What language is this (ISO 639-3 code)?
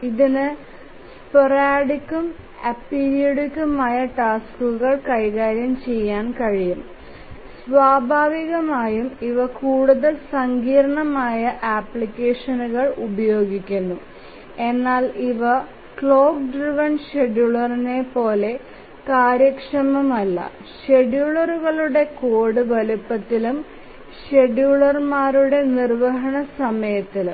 mal